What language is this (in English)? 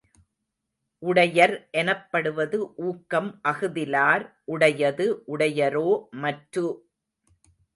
Tamil